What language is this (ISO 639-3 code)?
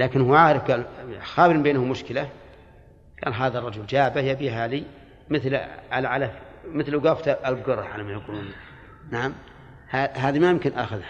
ara